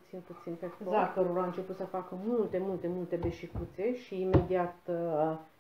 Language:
Romanian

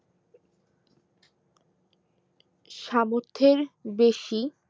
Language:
Bangla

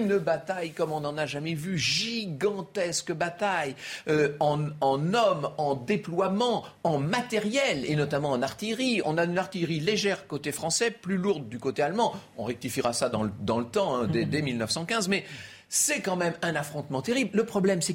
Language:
French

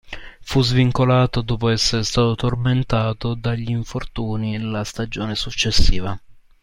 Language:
Italian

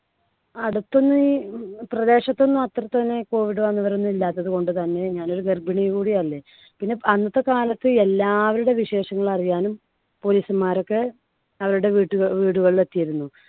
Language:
Malayalam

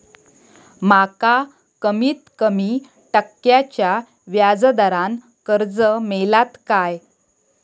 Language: Marathi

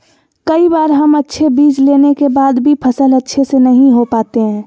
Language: Magahi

